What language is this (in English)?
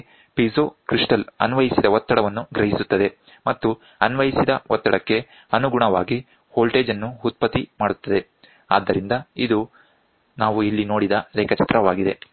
Kannada